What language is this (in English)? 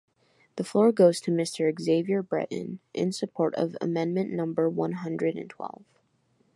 English